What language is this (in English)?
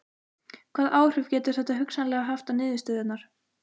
Icelandic